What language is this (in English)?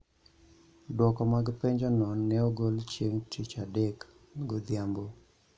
Luo (Kenya and Tanzania)